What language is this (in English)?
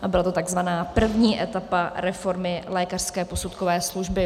Czech